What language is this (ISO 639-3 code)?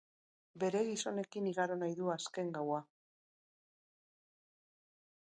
eus